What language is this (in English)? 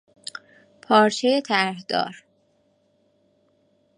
Persian